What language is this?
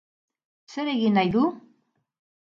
Basque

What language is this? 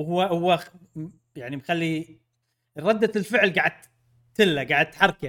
Arabic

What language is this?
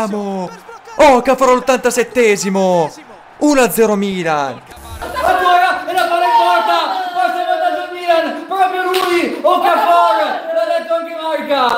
Italian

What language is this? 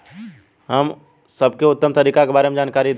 Bhojpuri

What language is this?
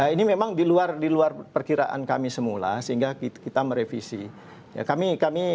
Indonesian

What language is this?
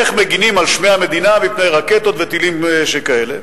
Hebrew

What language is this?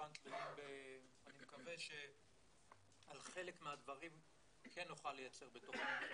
Hebrew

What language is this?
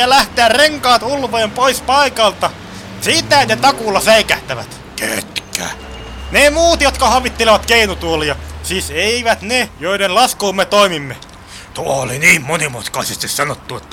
Finnish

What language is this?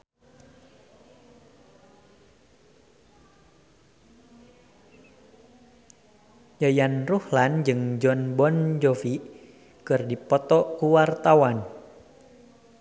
Sundanese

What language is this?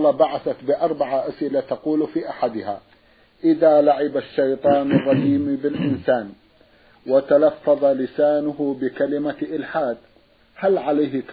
Arabic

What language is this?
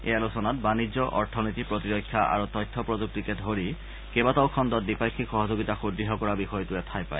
Assamese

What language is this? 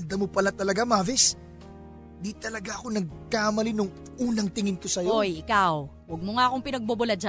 Filipino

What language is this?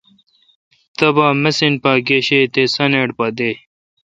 Kalkoti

